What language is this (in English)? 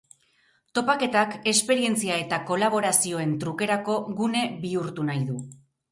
Basque